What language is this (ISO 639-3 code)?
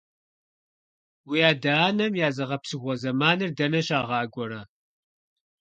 kbd